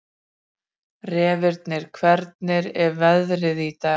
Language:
Icelandic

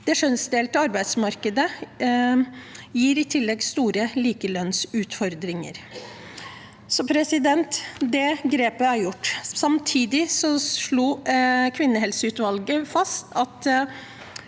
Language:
Norwegian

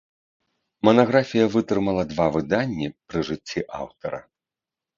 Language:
Belarusian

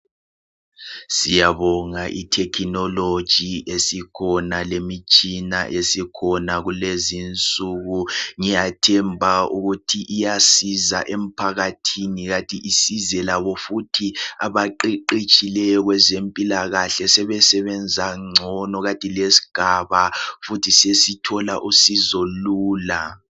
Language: North Ndebele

